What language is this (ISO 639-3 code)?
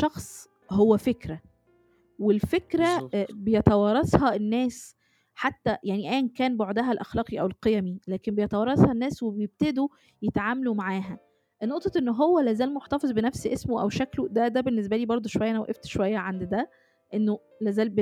ara